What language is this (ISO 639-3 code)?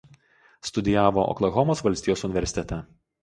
lit